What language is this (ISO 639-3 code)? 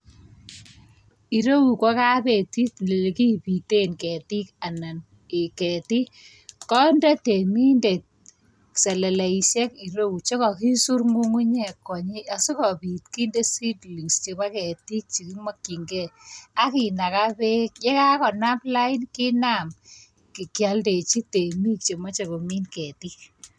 kln